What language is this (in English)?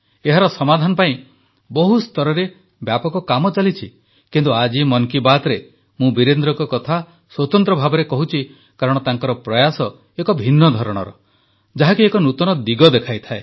Odia